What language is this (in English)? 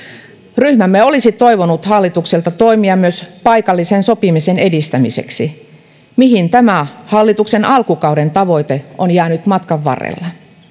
Finnish